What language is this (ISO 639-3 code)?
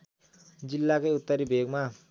nep